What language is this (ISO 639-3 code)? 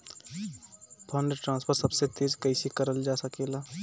bho